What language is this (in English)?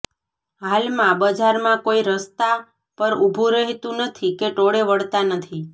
Gujarati